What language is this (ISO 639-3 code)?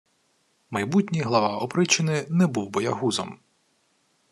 ukr